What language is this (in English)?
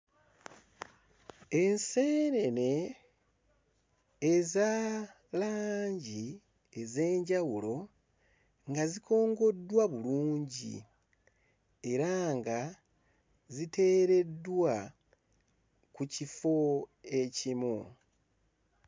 Ganda